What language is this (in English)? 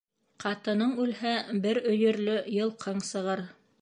Bashkir